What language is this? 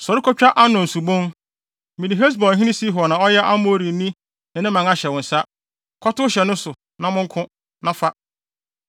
Akan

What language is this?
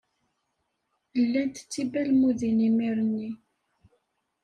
Kabyle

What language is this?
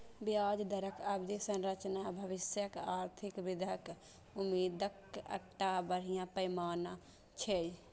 Maithili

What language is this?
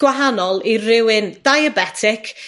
Welsh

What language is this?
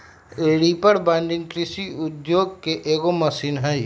Magahi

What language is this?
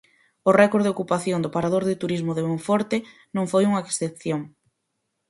Galician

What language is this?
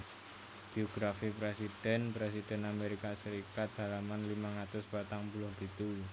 Javanese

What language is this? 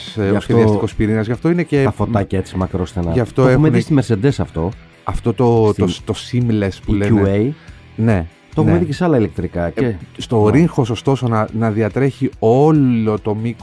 Greek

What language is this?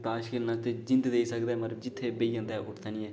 Dogri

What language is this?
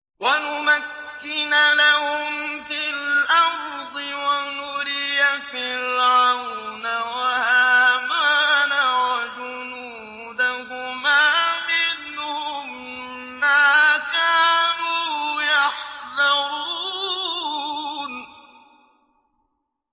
Arabic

